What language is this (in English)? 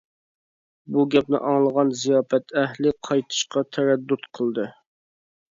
Uyghur